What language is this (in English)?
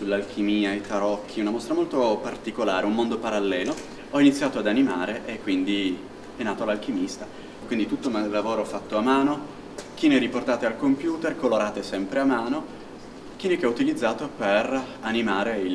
Italian